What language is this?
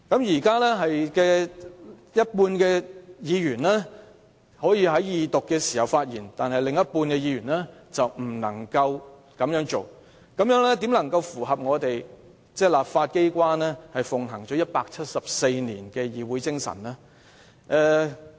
Cantonese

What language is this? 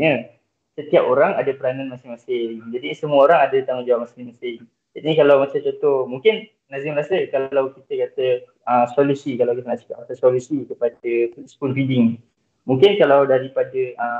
Malay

